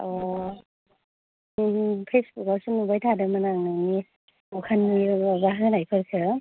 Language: Bodo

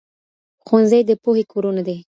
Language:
Pashto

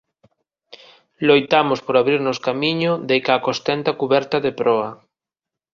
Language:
Galician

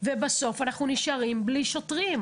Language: Hebrew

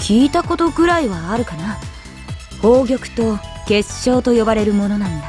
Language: Japanese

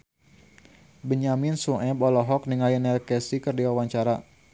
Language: Sundanese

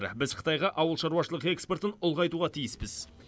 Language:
Kazakh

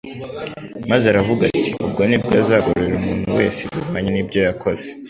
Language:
Kinyarwanda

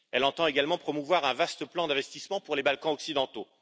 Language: French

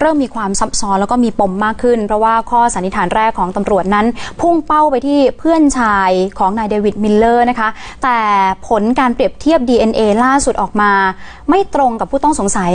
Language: Thai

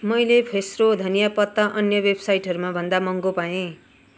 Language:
Nepali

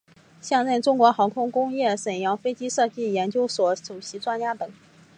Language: Chinese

